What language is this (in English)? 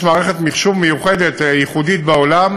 Hebrew